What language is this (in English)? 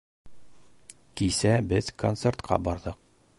Bashkir